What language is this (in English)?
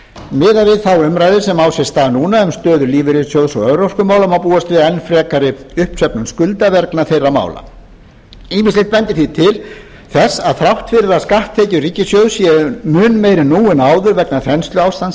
Icelandic